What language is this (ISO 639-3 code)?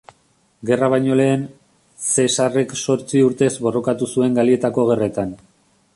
eus